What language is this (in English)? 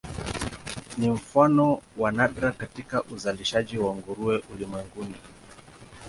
Swahili